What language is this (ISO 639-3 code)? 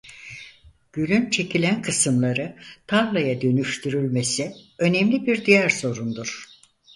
tur